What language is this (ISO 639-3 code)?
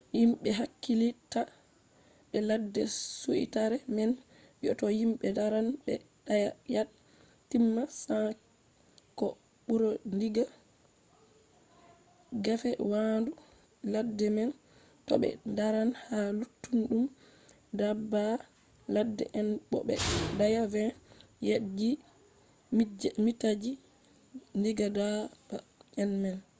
ful